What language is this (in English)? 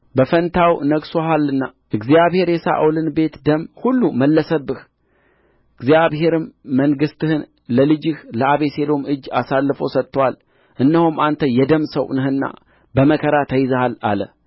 Amharic